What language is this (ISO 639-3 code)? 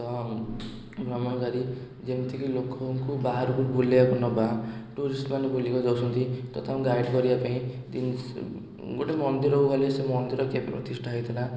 ori